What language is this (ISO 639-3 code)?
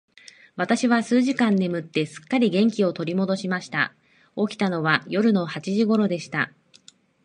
jpn